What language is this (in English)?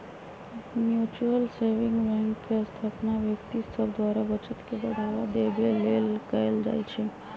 Magahi